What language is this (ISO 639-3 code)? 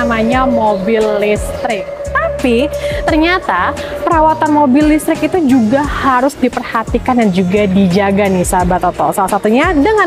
ind